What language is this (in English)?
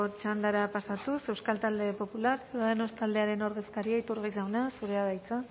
Basque